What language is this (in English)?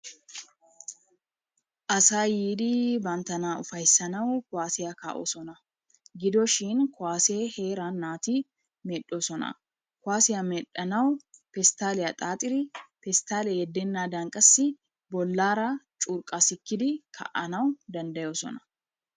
Wolaytta